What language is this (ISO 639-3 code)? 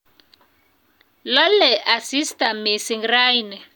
kln